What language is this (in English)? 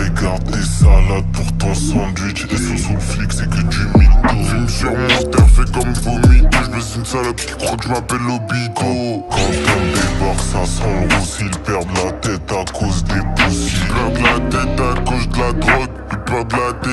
Romanian